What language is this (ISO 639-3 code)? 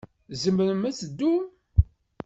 kab